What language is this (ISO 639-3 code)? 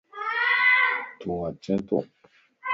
lss